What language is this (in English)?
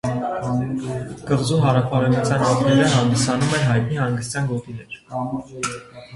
Armenian